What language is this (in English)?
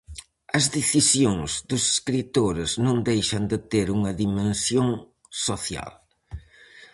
Galician